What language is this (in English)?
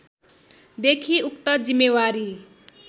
Nepali